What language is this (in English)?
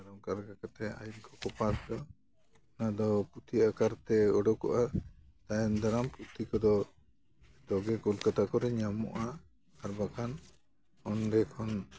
Santali